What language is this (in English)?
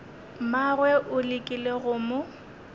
Northern Sotho